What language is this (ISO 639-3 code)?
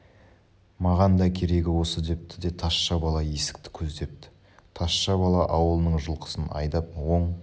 kaz